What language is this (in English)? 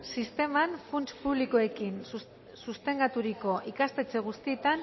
Basque